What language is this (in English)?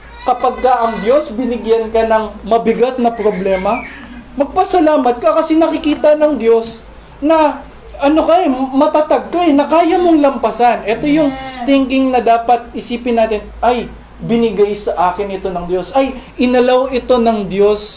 Filipino